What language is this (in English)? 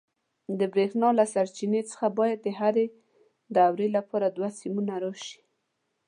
Pashto